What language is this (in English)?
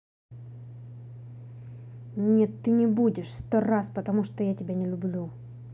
Russian